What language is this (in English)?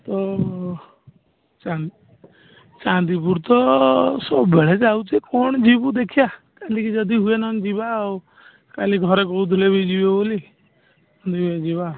Odia